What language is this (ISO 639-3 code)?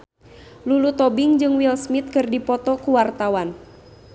sun